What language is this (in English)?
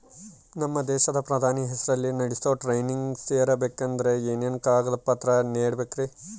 Kannada